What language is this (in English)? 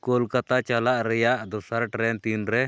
Santali